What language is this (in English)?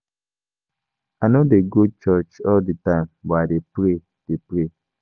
Nigerian Pidgin